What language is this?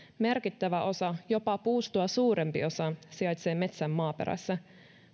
Finnish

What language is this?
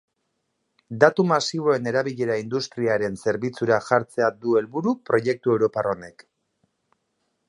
Basque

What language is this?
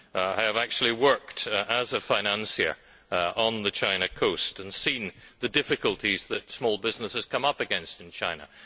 English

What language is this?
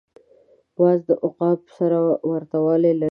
Pashto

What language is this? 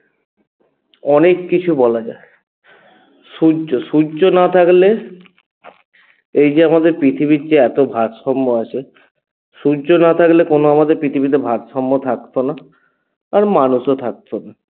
Bangla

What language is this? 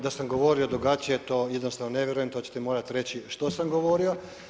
Croatian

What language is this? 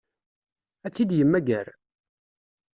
Kabyle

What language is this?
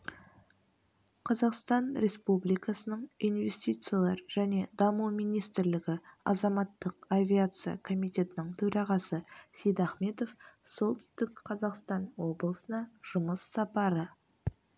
Kazakh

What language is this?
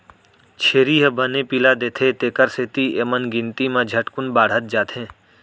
Chhattisgarhi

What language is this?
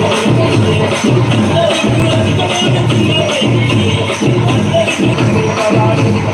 Indonesian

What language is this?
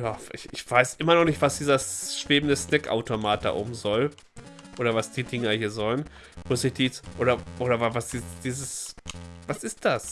German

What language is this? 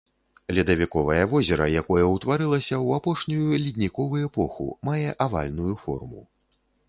Belarusian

